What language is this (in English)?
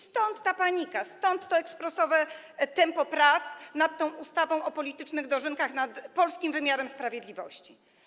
Polish